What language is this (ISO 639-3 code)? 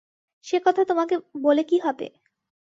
ben